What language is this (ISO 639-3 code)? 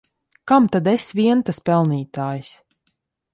lav